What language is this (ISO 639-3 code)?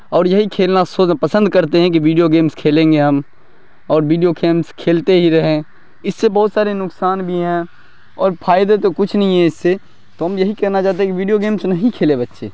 urd